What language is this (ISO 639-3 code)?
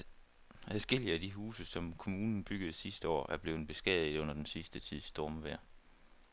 dan